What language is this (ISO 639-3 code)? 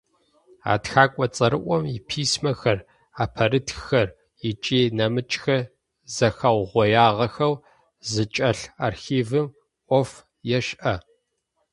ady